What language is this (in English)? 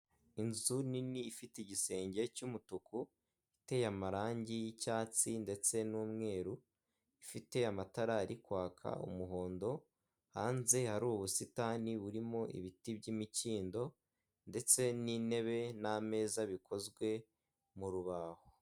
Kinyarwanda